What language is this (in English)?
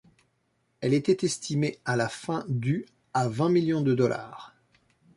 French